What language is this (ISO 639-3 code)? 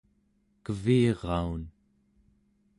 esu